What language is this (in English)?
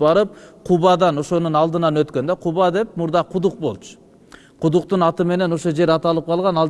Turkish